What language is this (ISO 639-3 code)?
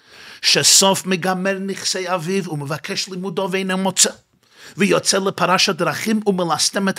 heb